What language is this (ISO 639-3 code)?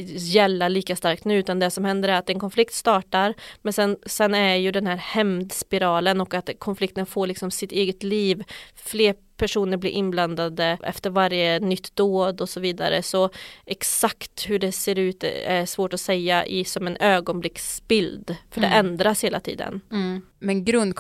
swe